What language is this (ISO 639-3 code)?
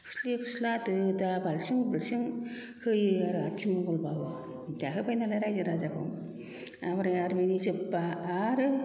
brx